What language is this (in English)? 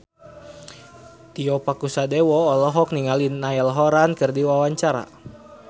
Sundanese